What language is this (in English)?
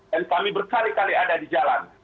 Indonesian